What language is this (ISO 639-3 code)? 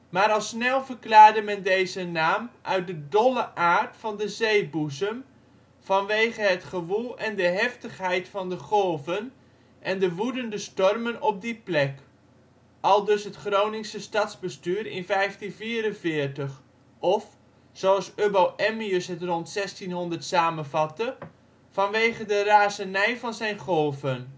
nld